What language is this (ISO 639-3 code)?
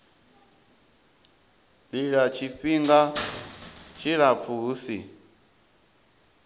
ven